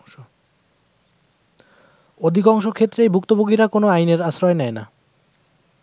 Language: Bangla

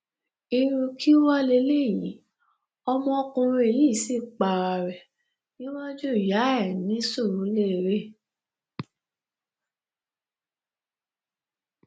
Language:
Yoruba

